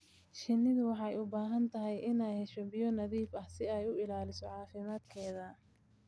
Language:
Somali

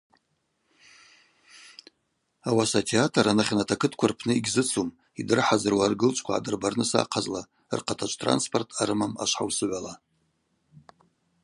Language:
Abaza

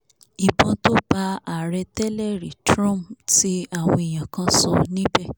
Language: Yoruba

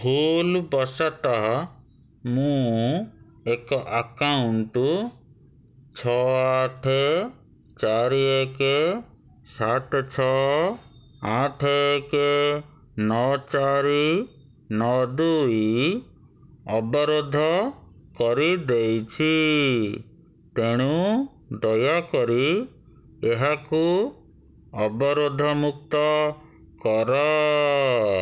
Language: Odia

